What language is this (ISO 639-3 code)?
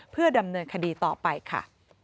tha